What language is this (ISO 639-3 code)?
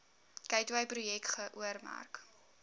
afr